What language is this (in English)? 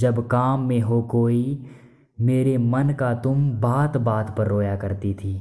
Hindi